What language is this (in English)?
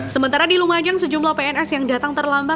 Indonesian